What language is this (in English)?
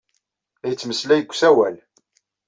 Kabyle